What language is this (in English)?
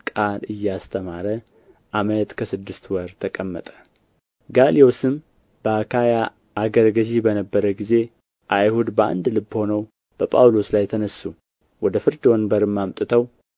Amharic